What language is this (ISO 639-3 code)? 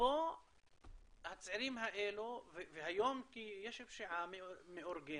heb